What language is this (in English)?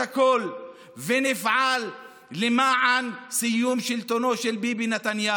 Hebrew